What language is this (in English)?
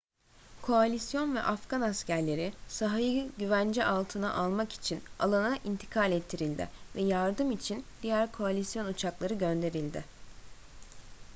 Turkish